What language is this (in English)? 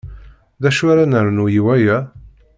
Kabyle